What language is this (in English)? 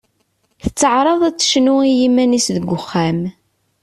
Kabyle